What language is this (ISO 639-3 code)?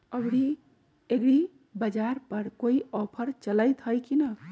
mag